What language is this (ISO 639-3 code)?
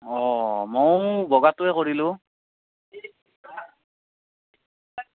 asm